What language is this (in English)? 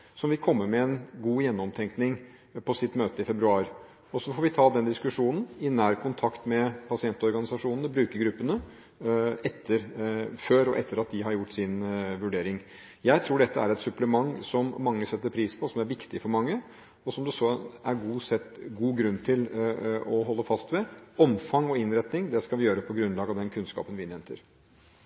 Norwegian Bokmål